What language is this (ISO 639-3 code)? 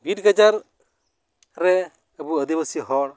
sat